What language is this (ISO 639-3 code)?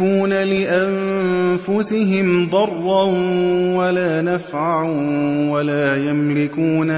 ara